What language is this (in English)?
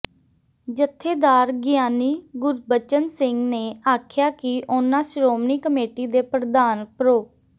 Punjabi